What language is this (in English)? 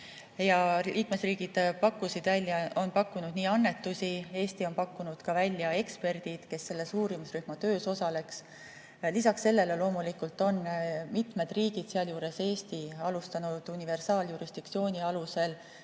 Estonian